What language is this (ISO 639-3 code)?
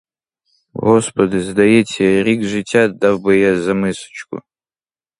ukr